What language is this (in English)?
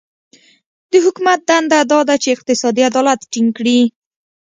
Pashto